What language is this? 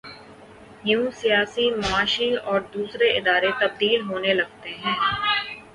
Urdu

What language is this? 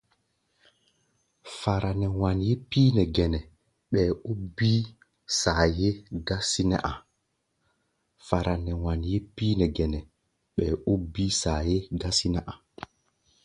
Gbaya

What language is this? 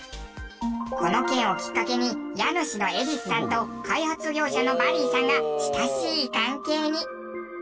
Japanese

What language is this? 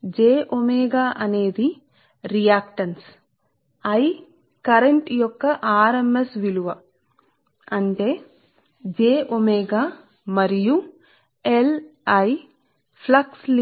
Telugu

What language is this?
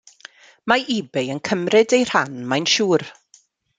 Welsh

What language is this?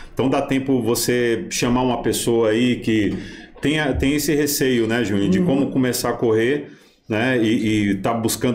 Portuguese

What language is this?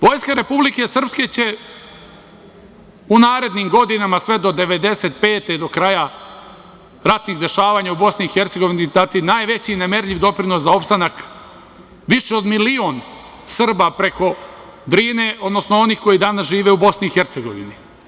Serbian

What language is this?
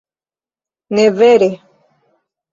Esperanto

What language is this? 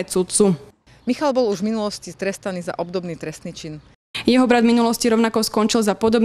Slovak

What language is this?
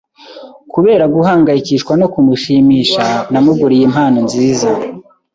Kinyarwanda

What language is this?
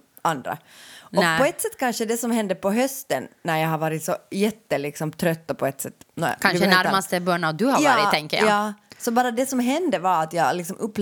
Swedish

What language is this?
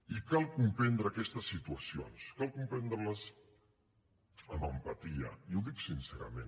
Catalan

